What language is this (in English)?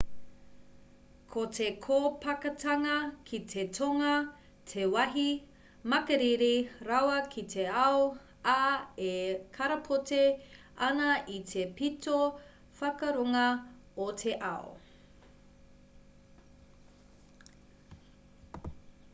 Māori